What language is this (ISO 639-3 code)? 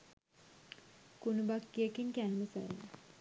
sin